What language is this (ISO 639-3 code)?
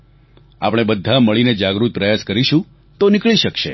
guj